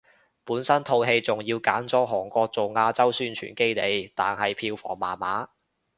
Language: Cantonese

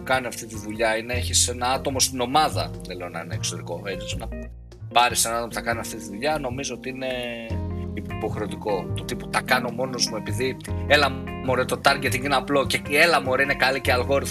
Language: Greek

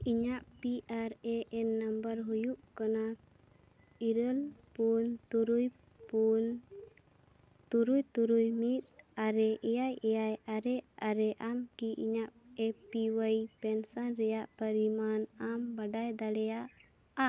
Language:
Santali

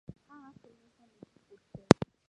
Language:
Mongolian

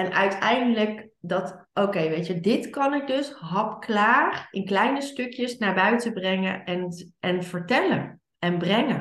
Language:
Dutch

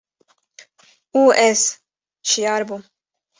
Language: Kurdish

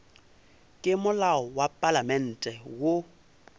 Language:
Northern Sotho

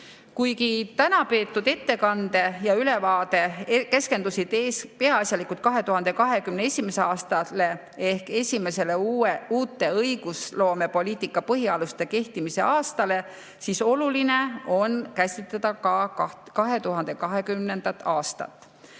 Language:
Estonian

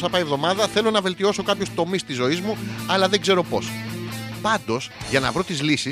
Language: Greek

